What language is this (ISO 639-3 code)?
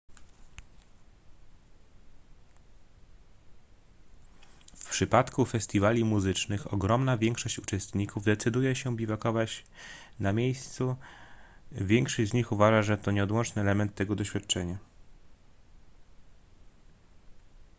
pol